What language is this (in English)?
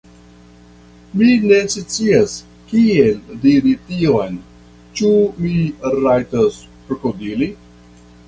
Esperanto